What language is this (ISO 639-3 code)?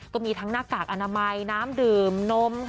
tha